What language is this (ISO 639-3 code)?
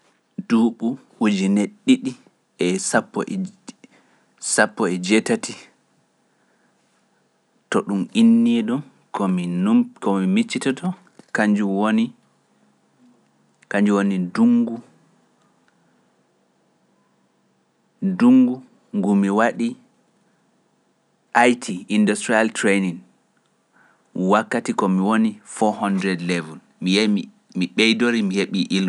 fuf